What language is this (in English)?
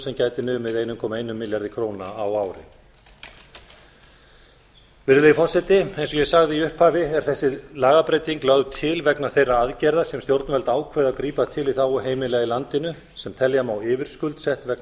Icelandic